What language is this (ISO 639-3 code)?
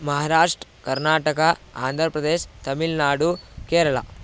san